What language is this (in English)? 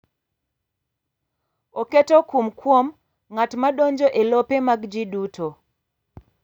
Luo (Kenya and Tanzania)